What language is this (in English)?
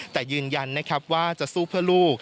Thai